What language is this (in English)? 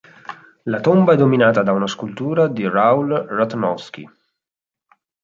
Italian